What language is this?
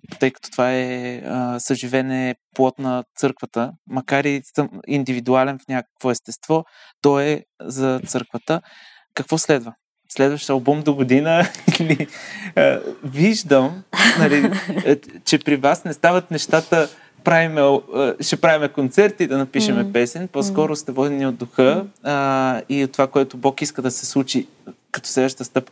Bulgarian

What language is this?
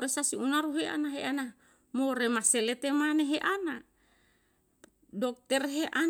Yalahatan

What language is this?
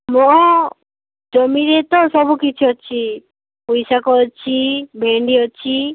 Odia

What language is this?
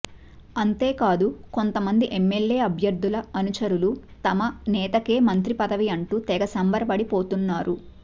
Telugu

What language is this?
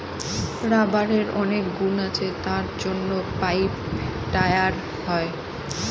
Bangla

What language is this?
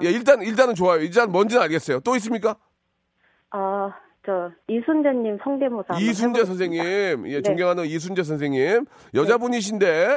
Korean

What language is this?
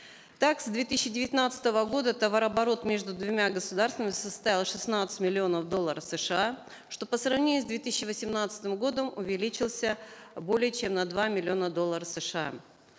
Kazakh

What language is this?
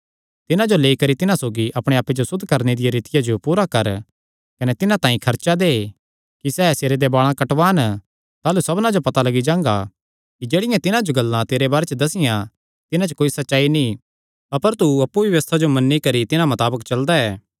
Kangri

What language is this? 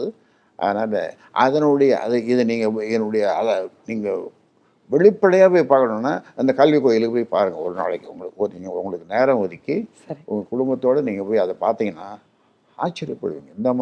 Tamil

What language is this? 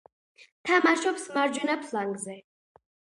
Georgian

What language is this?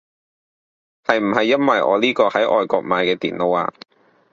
Cantonese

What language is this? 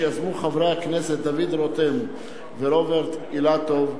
Hebrew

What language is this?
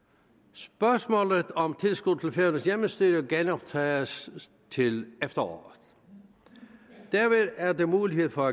Danish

